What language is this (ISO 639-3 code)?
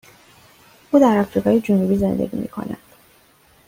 fas